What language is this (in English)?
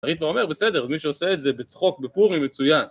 Hebrew